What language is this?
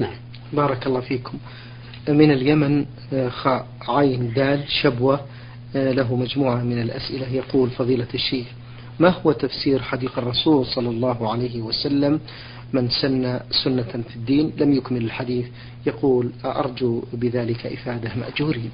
Arabic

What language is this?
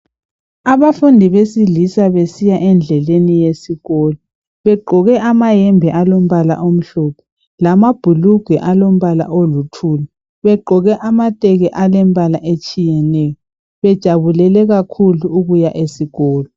North Ndebele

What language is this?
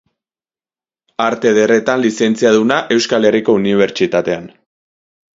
Basque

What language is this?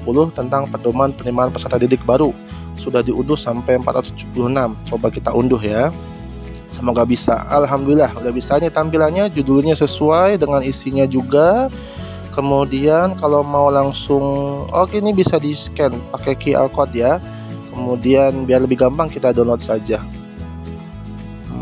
Indonesian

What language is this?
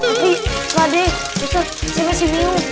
Indonesian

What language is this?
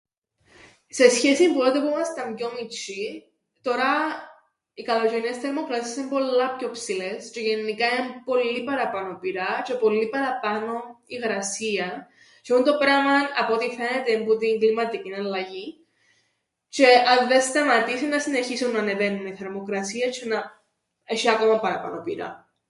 Greek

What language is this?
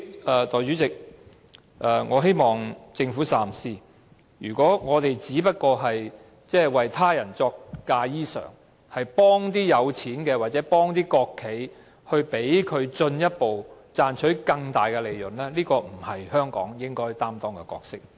Cantonese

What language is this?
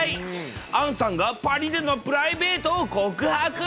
Japanese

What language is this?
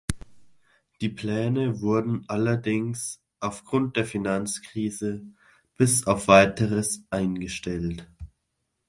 German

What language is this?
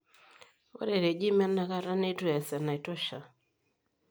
Masai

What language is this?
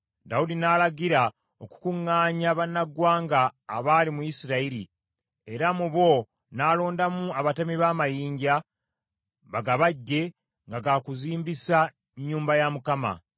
Ganda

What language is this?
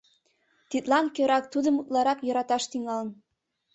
Mari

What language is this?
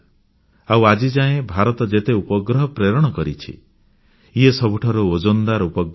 Odia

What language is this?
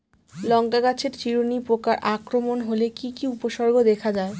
Bangla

